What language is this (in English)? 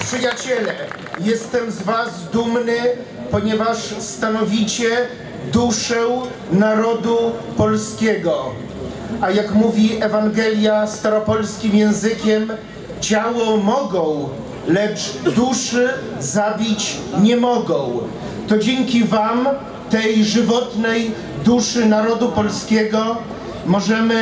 Polish